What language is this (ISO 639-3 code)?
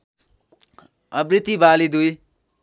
nep